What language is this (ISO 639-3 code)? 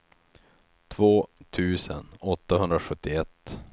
swe